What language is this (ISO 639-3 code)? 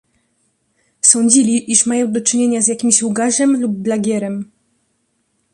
pol